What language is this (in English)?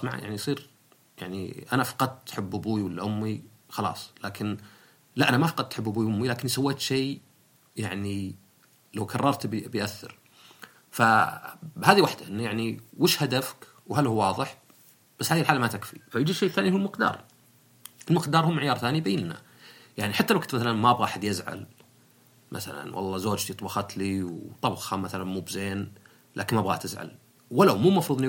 Arabic